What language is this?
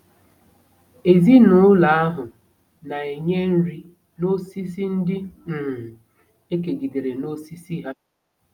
Igbo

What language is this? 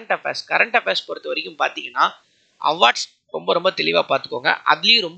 Tamil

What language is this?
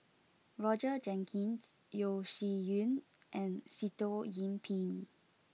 English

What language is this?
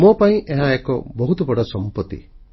Odia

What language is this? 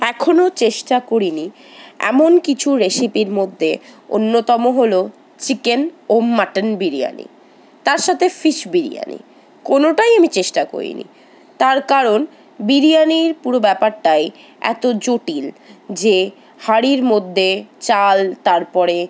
Bangla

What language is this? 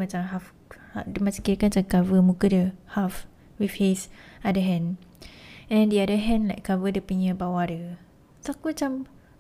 Malay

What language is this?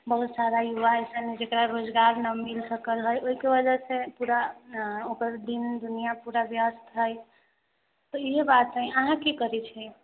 Maithili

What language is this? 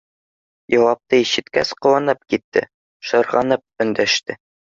Bashkir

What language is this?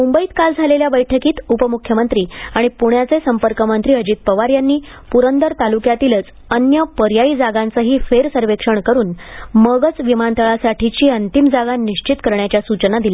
Marathi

